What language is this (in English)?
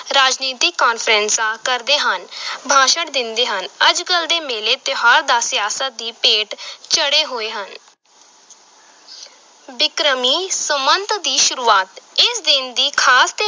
Punjabi